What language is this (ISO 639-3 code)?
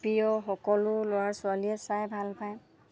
asm